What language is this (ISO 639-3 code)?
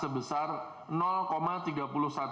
ind